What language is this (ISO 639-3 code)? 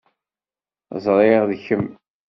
kab